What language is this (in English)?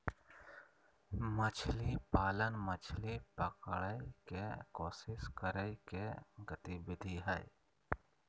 Magahi